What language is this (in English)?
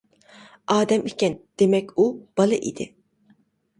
Uyghur